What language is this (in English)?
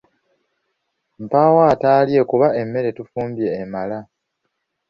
Ganda